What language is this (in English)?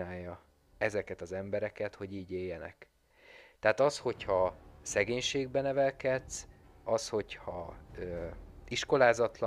Hungarian